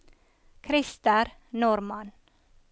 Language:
Norwegian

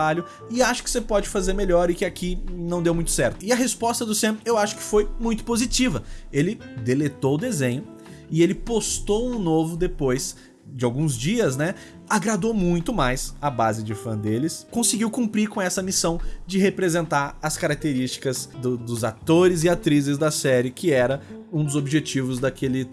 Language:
Portuguese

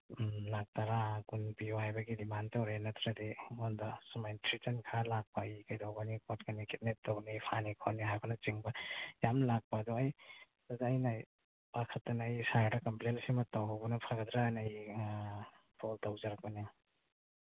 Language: Manipuri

